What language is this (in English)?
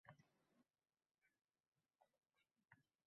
Uzbek